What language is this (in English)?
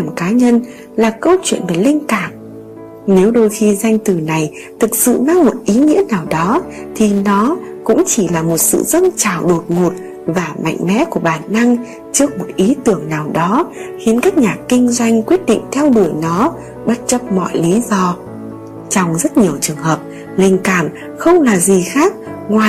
Vietnamese